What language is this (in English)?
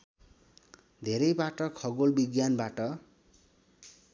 Nepali